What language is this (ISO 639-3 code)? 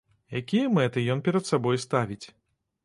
bel